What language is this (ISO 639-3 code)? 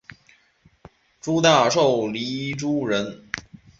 zho